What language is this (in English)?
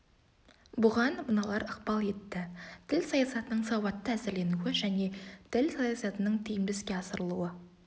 Kazakh